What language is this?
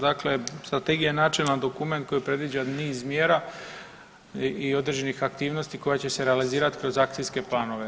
Croatian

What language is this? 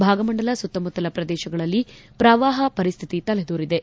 Kannada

